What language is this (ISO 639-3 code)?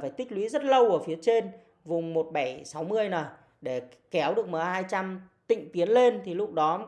vie